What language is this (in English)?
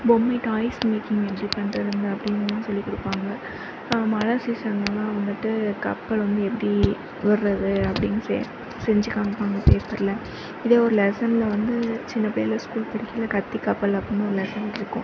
Tamil